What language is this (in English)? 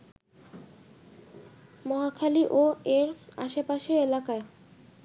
Bangla